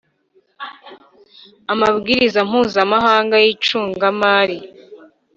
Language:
Kinyarwanda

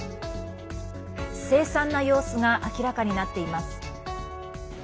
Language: Japanese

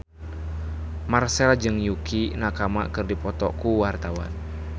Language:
Sundanese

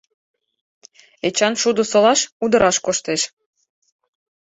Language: Mari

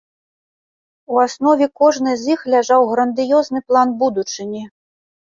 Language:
Belarusian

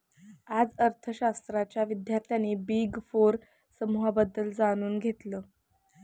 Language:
Marathi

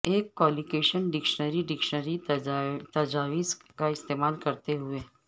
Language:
Urdu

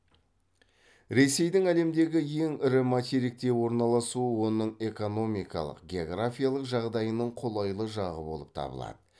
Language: Kazakh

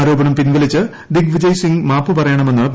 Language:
Malayalam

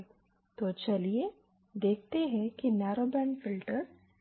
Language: Hindi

